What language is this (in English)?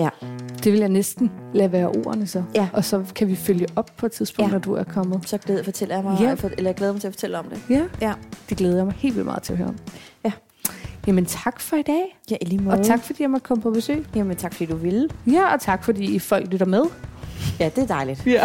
Danish